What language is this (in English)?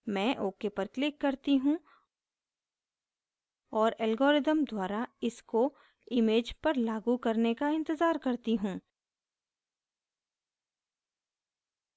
Hindi